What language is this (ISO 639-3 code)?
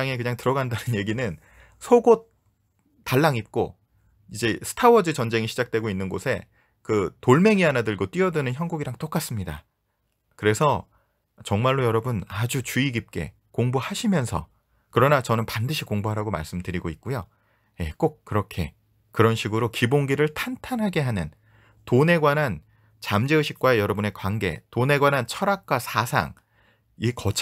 kor